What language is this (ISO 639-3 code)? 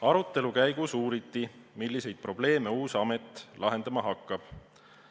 est